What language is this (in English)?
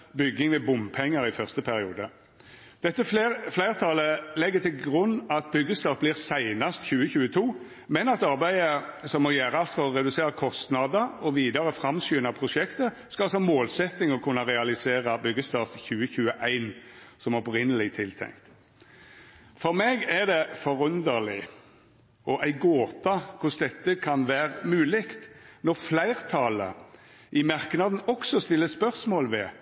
Norwegian Nynorsk